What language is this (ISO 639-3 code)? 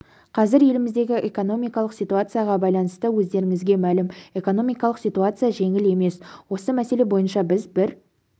kaz